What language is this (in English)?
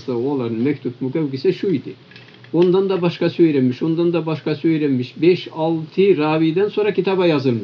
Turkish